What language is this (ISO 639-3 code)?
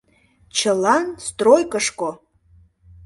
chm